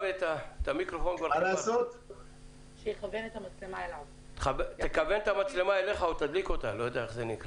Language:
Hebrew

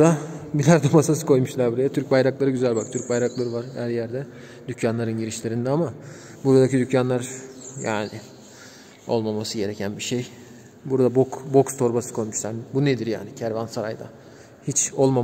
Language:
Turkish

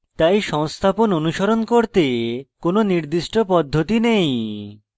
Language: Bangla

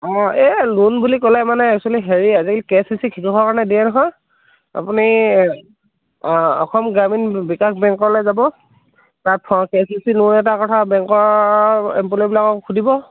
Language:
Assamese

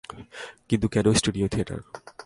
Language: Bangla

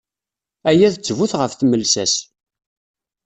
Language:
Kabyle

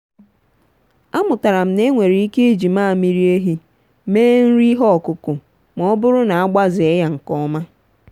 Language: Igbo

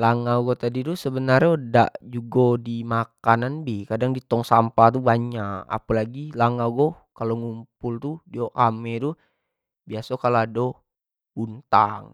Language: Jambi Malay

